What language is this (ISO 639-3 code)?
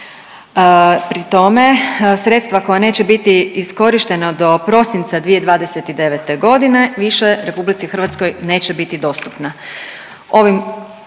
hrv